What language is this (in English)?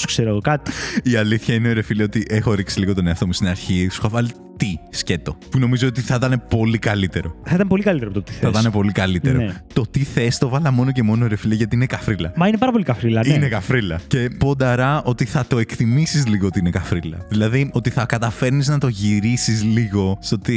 Greek